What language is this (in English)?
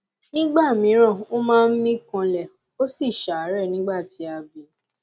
Yoruba